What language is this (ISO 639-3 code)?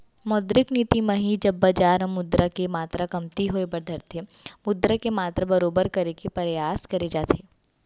hne